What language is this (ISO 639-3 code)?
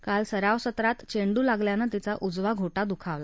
mar